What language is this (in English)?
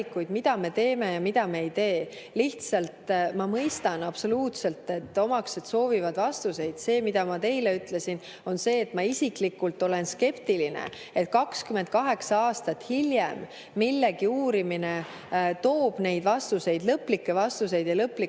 Estonian